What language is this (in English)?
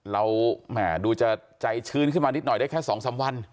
Thai